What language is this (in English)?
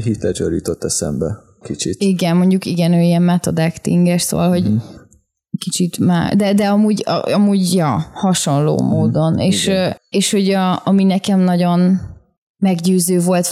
Hungarian